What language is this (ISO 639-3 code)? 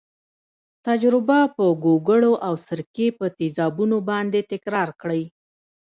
pus